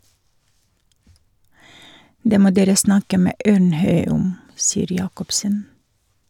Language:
Norwegian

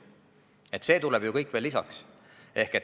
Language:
Estonian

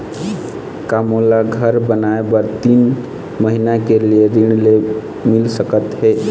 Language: Chhattisgarhi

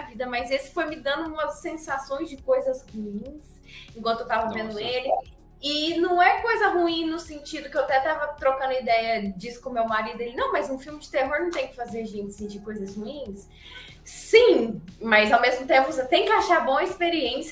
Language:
Portuguese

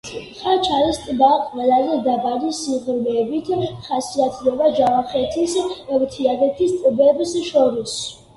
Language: Georgian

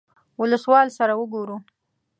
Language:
Pashto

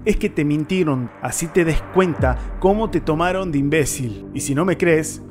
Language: Spanish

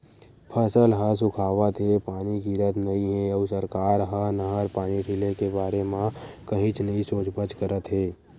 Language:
Chhattisgarhi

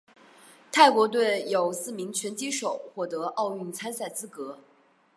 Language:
Chinese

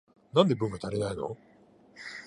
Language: Japanese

